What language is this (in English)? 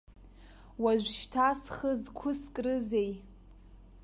Abkhazian